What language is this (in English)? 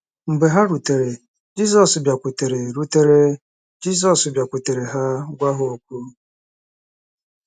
Igbo